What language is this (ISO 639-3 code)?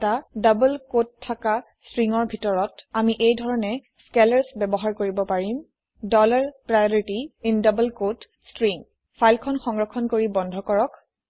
asm